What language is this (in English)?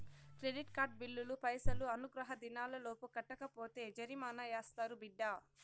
Telugu